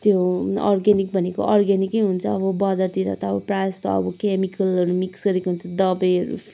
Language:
Nepali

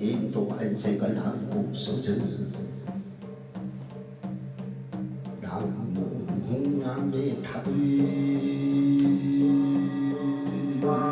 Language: Korean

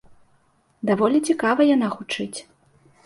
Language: Belarusian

